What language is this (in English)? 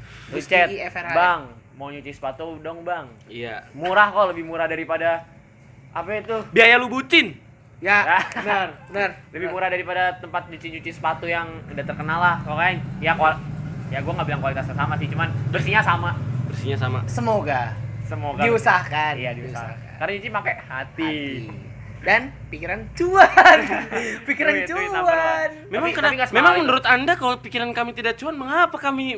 Indonesian